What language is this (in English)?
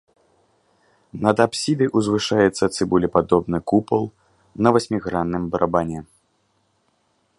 Belarusian